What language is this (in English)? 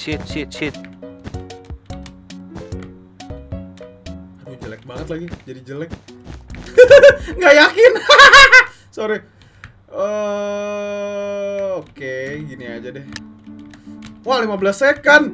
Indonesian